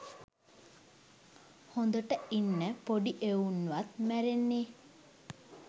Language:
Sinhala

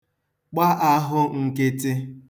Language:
Igbo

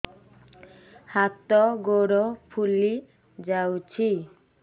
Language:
Odia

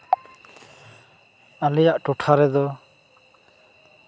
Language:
Santali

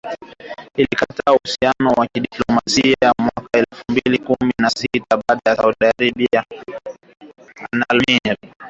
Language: Swahili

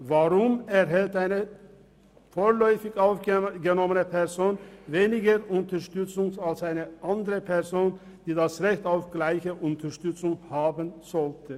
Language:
Swiss German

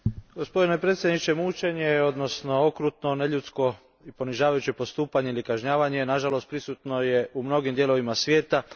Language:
Croatian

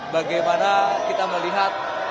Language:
Indonesian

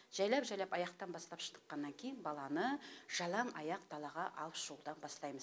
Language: Kazakh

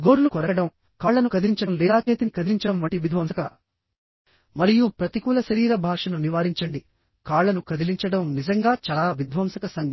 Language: Telugu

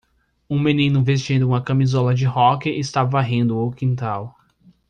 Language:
Portuguese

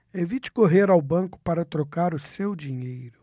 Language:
Portuguese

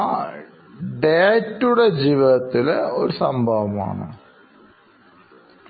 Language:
Malayalam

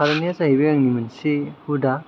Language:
Bodo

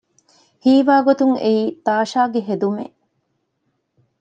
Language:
Divehi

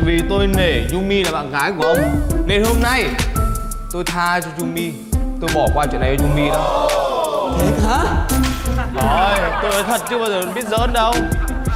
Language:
Vietnamese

